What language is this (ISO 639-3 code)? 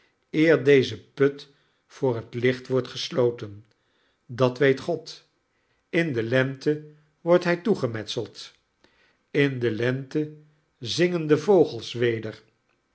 nld